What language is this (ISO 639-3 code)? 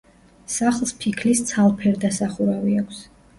kat